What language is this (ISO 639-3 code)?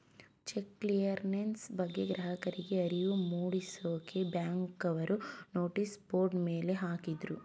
kan